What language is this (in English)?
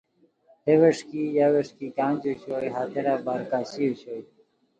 Khowar